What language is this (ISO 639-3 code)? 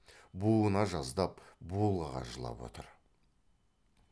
kaz